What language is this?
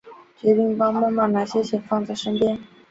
Chinese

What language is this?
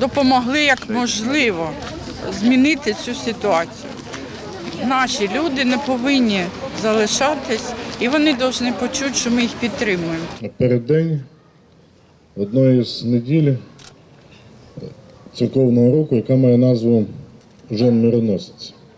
Ukrainian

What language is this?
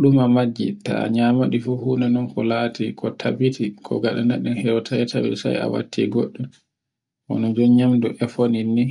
Borgu Fulfulde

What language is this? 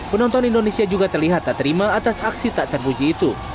Indonesian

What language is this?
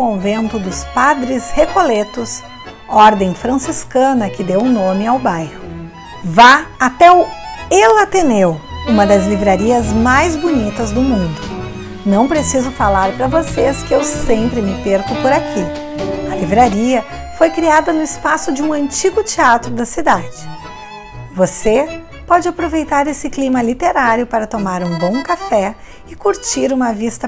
Portuguese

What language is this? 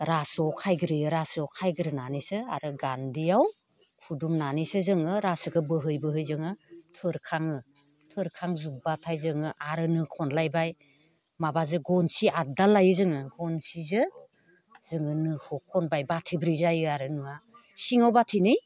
Bodo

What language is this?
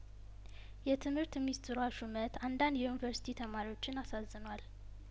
Amharic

